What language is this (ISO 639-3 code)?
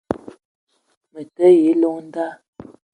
eto